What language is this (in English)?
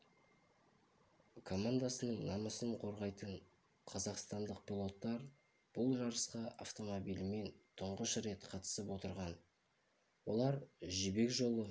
Kazakh